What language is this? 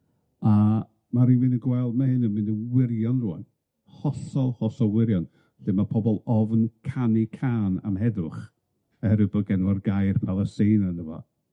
Welsh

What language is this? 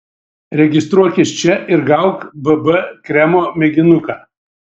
Lithuanian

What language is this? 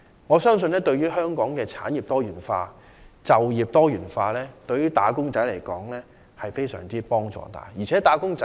Cantonese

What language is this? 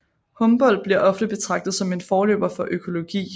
Danish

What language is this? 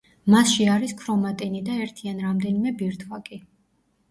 Georgian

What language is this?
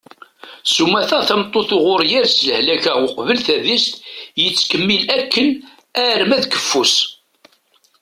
Kabyle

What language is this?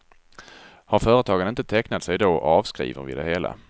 Swedish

